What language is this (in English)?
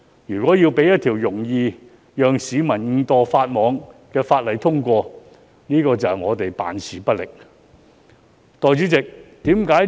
Cantonese